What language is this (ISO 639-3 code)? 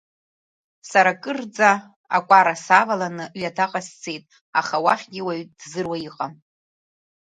abk